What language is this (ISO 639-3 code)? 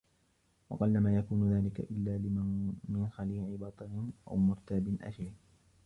ara